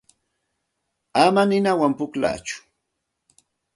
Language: Santa Ana de Tusi Pasco Quechua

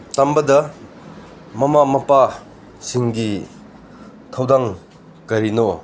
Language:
Manipuri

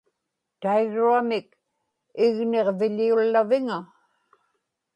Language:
Inupiaq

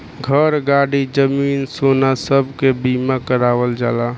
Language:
Bhojpuri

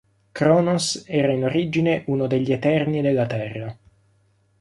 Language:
Italian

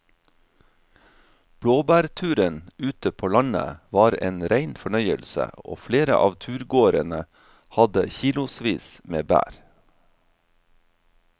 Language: Norwegian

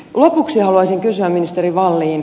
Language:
Finnish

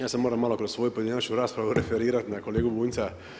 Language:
Croatian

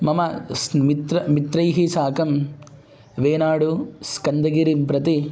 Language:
Sanskrit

